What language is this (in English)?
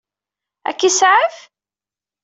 Kabyle